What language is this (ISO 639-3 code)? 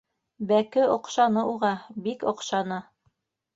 bak